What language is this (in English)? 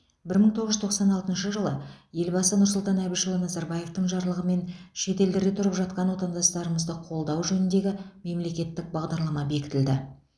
Kazakh